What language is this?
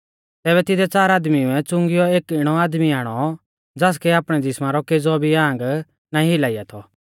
Mahasu Pahari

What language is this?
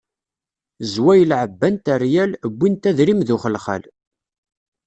Kabyle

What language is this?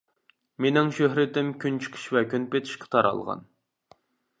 Uyghur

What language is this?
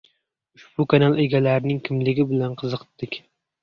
Uzbek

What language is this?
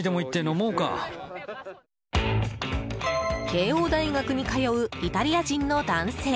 Japanese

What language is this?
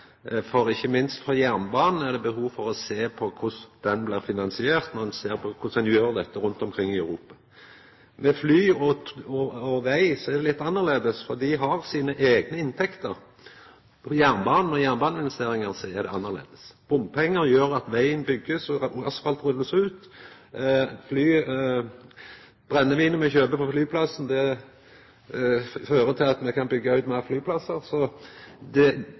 Norwegian Nynorsk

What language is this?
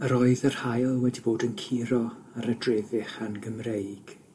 Welsh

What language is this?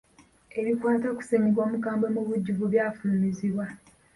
Ganda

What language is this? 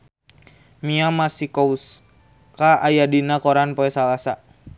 Sundanese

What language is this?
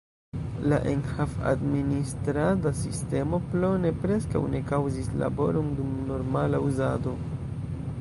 Esperanto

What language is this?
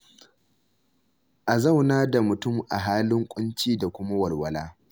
Hausa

